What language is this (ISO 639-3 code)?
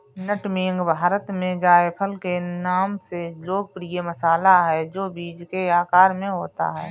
hin